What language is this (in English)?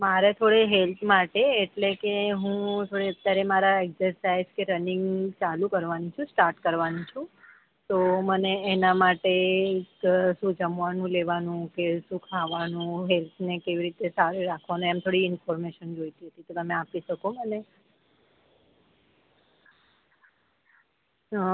Gujarati